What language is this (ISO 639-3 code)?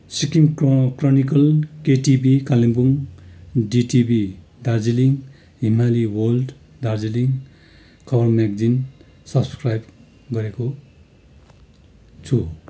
nep